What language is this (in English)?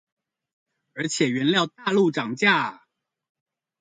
Chinese